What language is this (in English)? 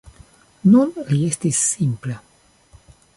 Esperanto